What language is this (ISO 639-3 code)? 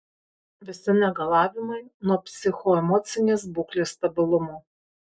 lit